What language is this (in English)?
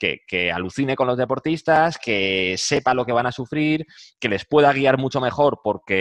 Spanish